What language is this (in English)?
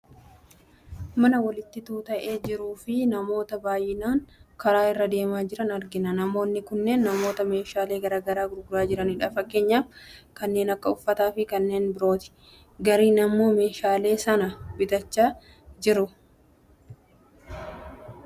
Oromo